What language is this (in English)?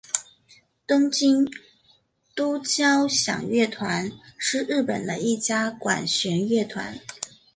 Chinese